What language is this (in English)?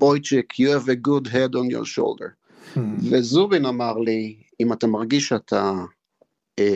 Hebrew